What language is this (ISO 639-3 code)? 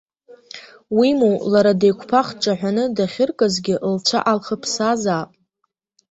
abk